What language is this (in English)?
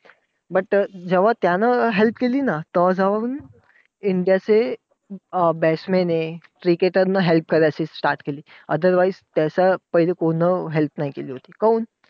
Marathi